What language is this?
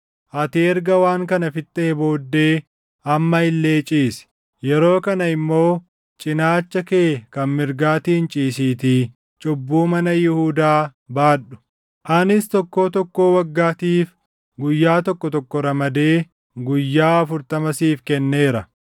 Oromo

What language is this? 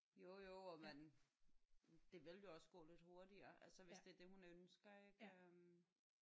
Danish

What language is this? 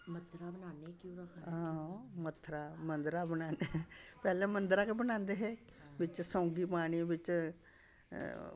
Dogri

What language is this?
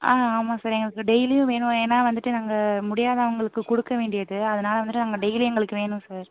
Tamil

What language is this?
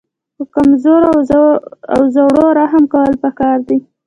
Pashto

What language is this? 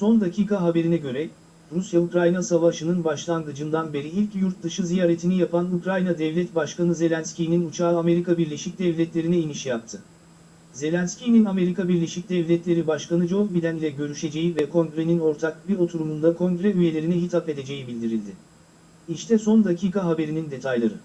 Turkish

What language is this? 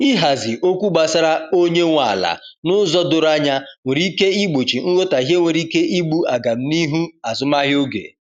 Igbo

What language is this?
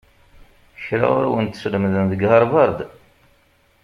Kabyle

